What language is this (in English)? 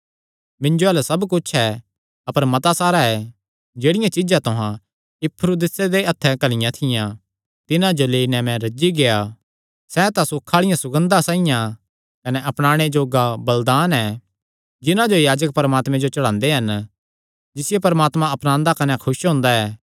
Kangri